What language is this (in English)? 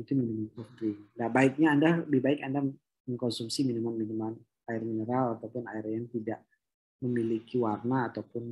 Indonesian